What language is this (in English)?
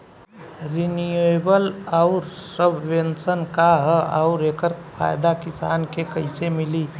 Bhojpuri